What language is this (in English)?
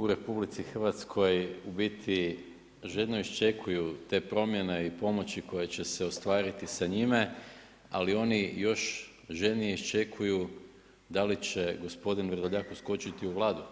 Croatian